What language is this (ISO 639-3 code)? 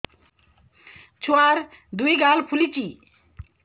ori